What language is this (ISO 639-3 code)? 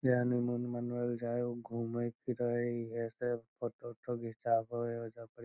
mag